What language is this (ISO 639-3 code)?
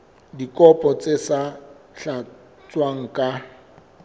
sot